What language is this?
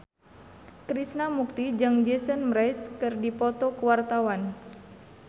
Sundanese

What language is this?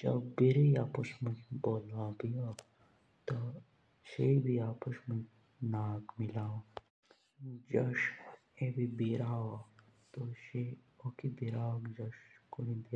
Jaunsari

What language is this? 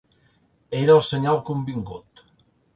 Catalan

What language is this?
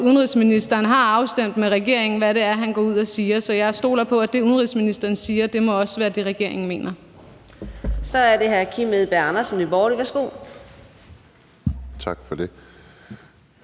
Danish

